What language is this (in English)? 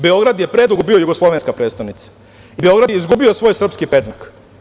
Serbian